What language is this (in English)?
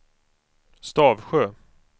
Swedish